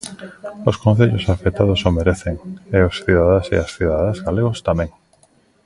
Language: Galician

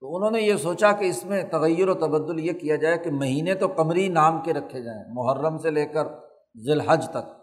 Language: Urdu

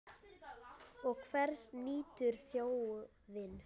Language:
Icelandic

